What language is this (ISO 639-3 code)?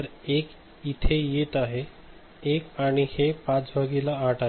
mar